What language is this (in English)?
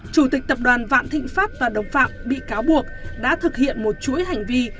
Vietnamese